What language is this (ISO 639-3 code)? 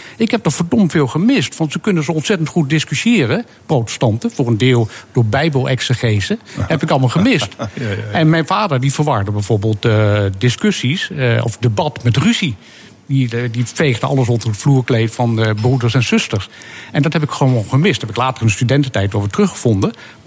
nld